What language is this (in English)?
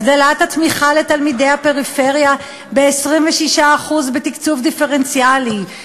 Hebrew